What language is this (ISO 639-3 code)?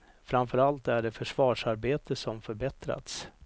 swe